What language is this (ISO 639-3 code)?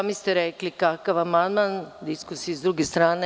srp